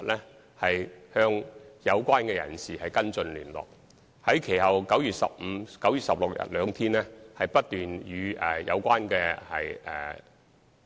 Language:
Cantonese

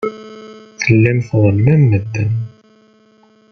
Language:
Kabyle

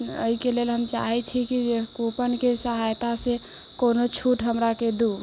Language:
Maithili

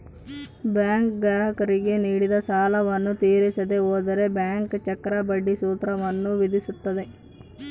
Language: Kannada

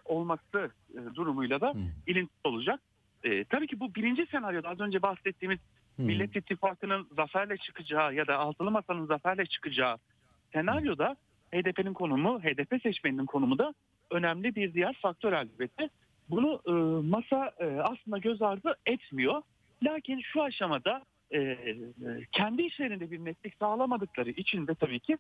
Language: Turkish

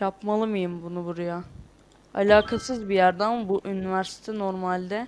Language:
Turkish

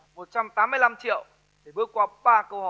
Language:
Vietnamese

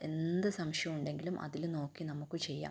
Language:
Malayalam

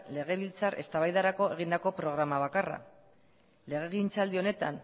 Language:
Basque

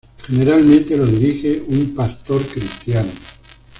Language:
Spanish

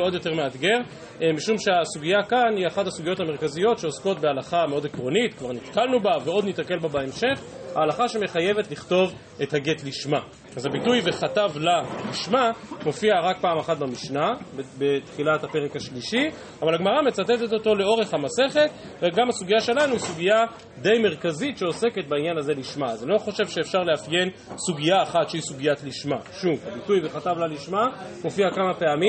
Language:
Hebrew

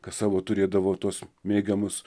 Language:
Lithuanian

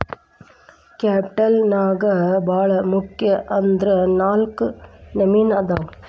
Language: Kannada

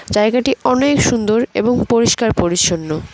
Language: Bangla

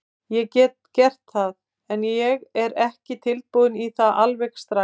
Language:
Icelandic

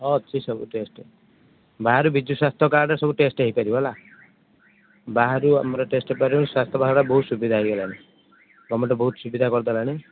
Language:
Odia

